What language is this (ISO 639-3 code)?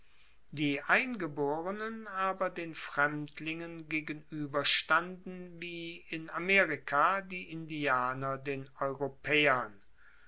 deu